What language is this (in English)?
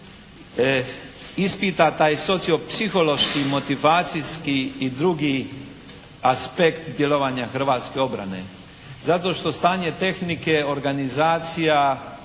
Croatian